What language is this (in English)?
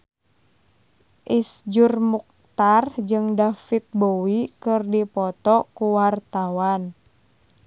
Sundanese